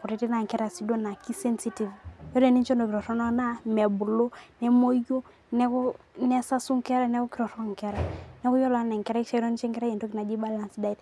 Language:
Masai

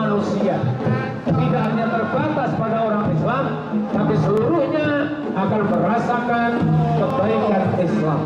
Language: Indonesian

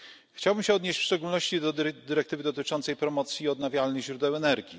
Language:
Polish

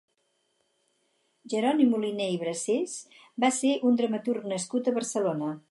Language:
Catalan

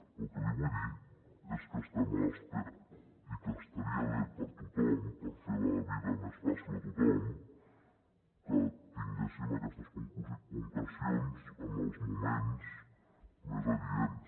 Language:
Catalan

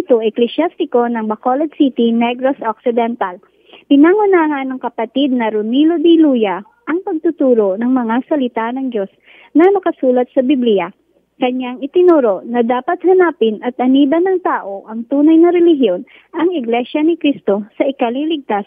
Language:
Filipino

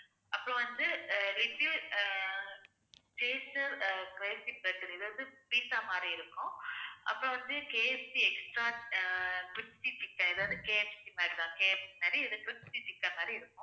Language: Tamil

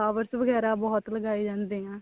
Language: Punjabi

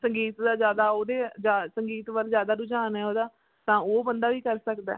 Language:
Punjabi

